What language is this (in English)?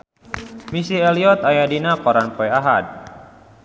Sundanese